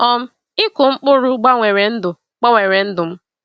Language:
Igbo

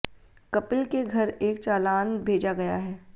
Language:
Hindi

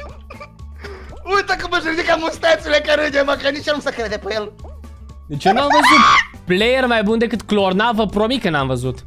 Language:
Romanian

